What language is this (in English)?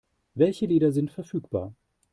German